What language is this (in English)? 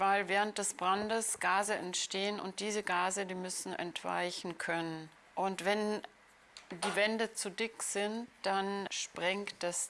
German